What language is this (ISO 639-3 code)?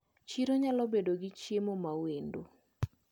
luo